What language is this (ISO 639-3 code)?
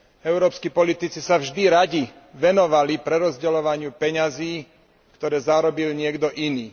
slk